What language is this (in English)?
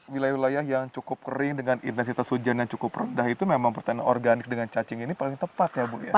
Indonesian